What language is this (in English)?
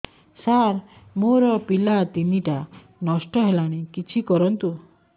Odia